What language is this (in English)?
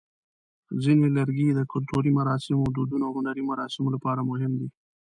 Pashto